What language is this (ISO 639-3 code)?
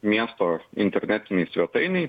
lit